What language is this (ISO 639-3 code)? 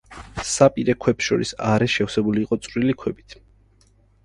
kat